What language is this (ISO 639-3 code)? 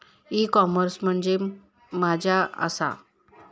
mar